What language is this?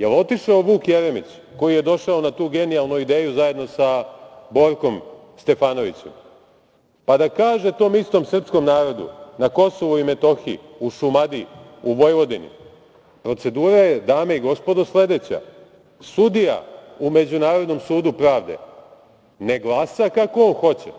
Serbian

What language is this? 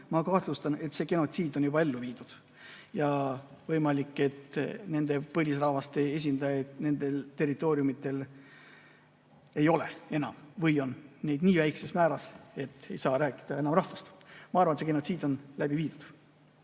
Estonian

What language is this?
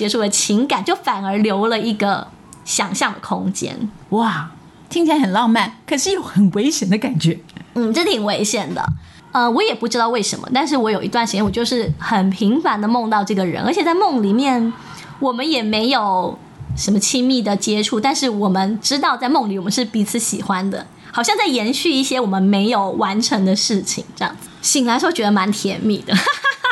Chinese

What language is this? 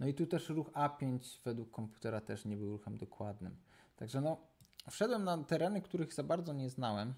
Polish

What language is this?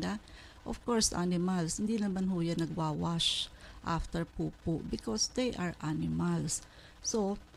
Filipino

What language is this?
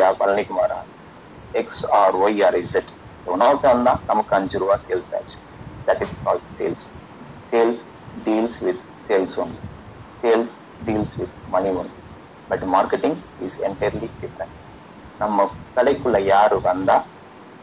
Tamil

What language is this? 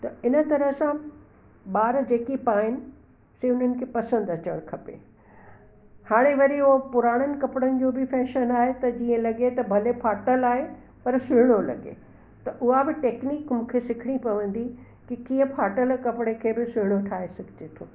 Sindhi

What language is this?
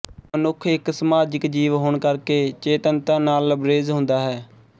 Punjabi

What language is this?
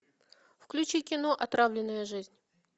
Russian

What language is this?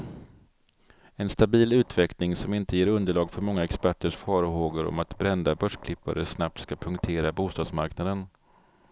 Swedish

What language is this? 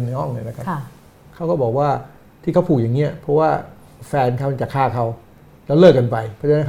Thai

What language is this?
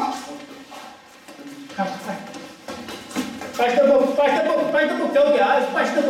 Romanian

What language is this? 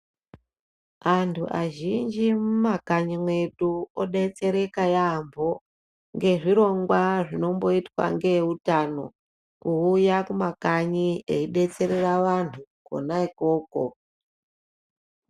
Ndau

